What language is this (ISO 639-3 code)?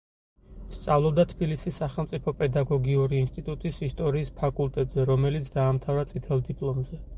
kat